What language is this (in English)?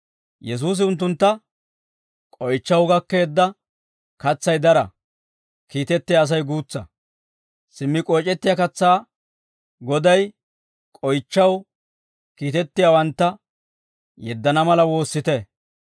Dawro